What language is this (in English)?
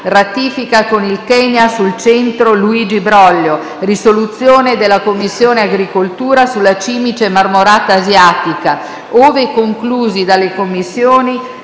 Italian